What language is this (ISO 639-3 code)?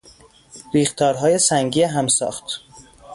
fas